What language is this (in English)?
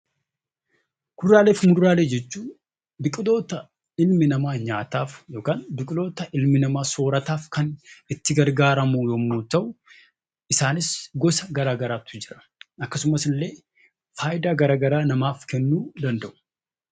Oromo